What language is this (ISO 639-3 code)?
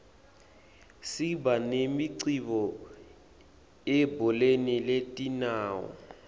ssw